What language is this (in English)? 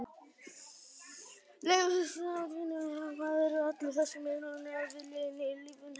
Icelandic